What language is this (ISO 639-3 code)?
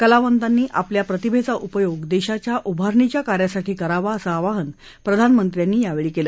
mar